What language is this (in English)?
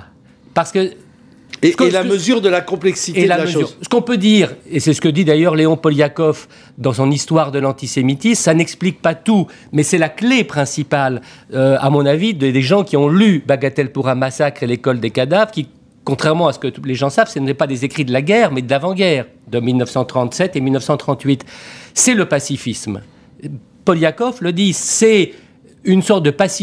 French